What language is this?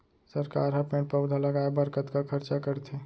Chhattisgarhi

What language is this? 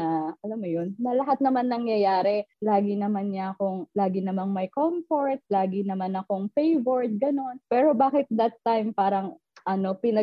Filipino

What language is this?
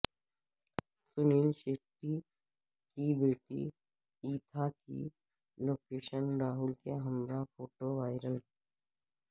Urdu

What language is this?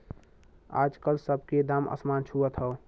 Bhojpuri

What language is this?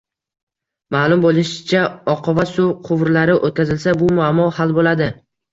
Uzbek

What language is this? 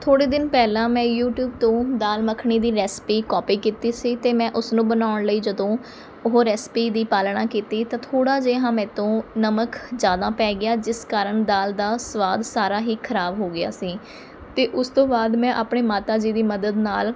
Punjabi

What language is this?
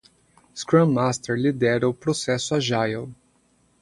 Portuguese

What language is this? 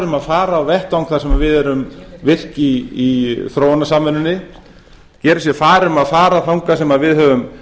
Icelandic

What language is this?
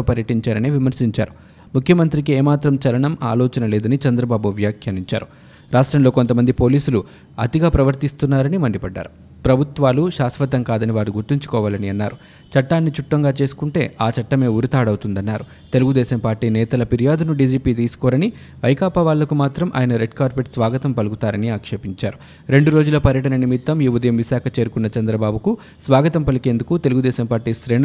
Telugu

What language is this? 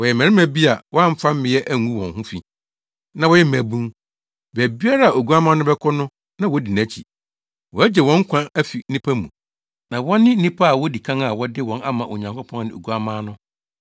Akan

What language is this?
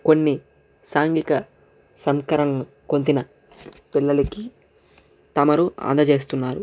Telugu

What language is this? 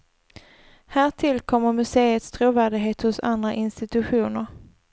Swedish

